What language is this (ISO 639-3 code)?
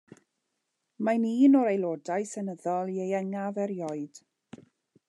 cym